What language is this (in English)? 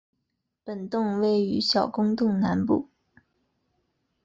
Chinese